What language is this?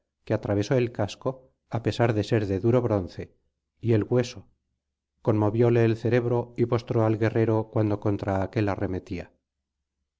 Spanish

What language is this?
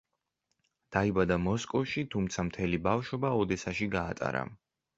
Georgian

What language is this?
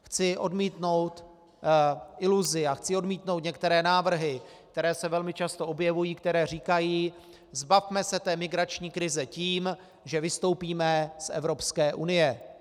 Czech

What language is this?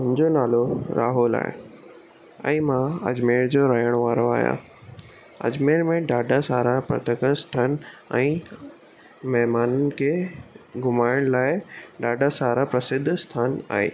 Sindhi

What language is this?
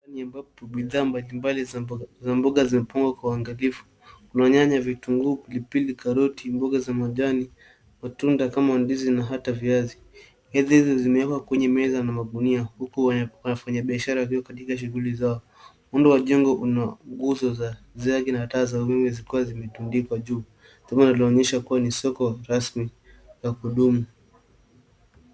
Swahili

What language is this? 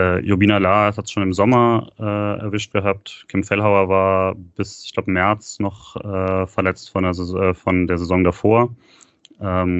German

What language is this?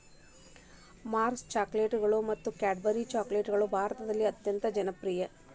Kannada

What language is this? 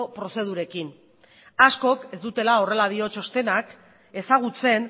Basque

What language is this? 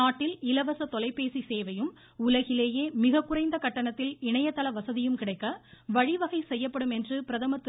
Tamil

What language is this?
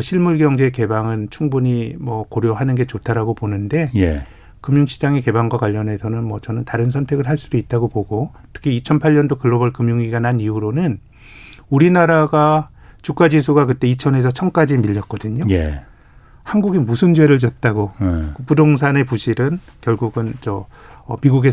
Korean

